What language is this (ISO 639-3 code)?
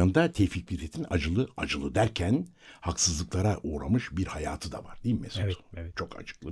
tur